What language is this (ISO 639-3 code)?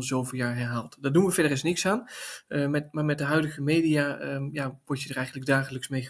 nld